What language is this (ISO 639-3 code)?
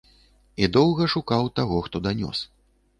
bel